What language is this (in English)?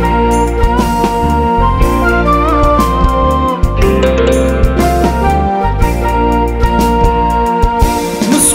Arabic